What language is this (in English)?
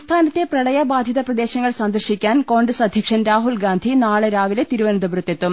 Malayalam